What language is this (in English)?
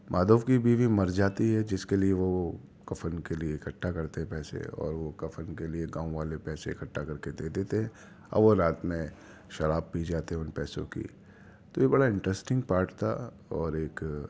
Urdu